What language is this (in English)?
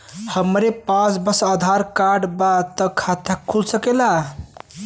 Bhojpuri